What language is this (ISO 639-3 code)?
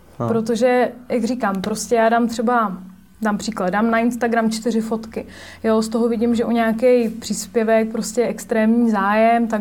ces